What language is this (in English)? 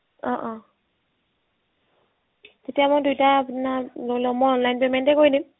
Assamese